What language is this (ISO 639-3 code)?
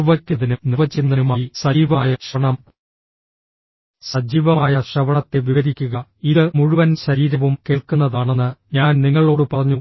mal